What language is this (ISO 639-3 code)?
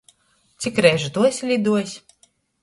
ltg